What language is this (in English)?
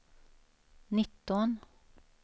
Swedish